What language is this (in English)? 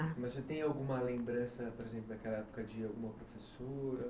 Portuguese